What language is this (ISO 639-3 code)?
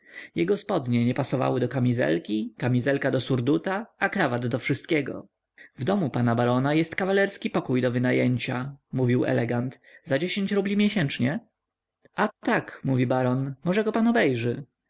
pol